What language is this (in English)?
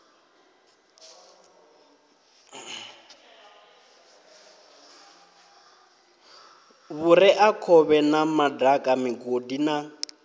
Venda